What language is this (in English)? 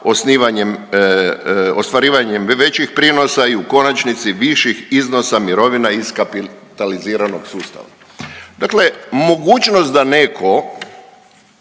Croatian